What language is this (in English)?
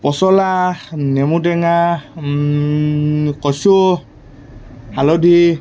Assamese